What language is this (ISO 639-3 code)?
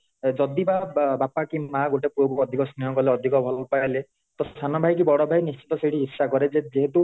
ori